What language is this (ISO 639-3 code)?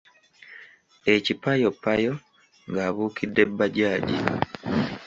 lug